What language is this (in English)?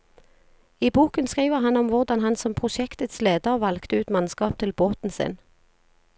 Norwegian